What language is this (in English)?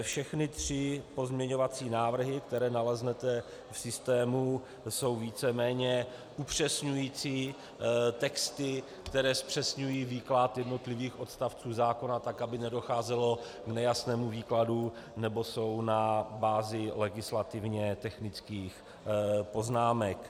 Czech